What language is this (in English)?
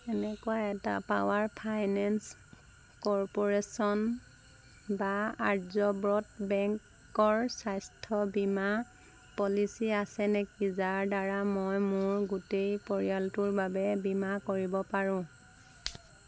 Assamese